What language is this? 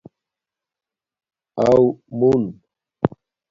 Domaaki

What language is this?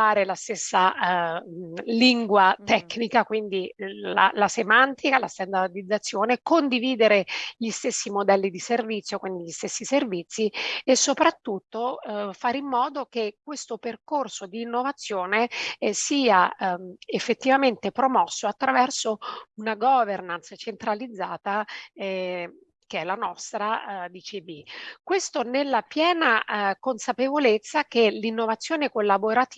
Italian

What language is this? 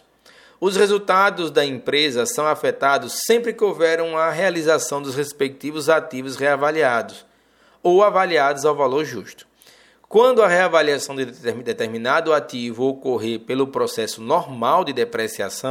Portuguese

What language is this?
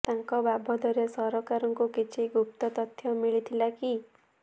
Odia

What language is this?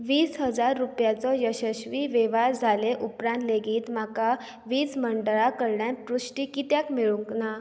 Konkani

